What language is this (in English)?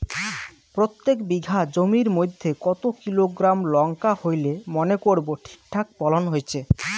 Bangla